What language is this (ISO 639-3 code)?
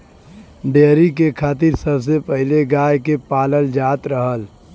bho